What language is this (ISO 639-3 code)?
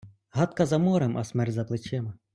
ukr